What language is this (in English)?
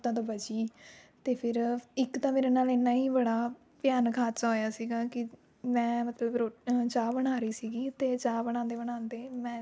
Punjabi